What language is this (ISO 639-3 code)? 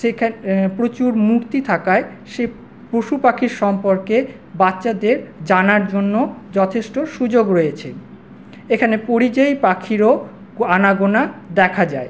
ben